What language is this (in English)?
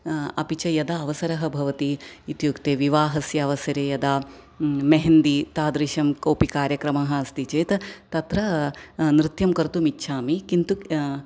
Sanskrit